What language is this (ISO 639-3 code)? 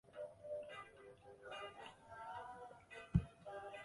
zho